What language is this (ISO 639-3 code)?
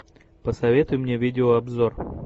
rus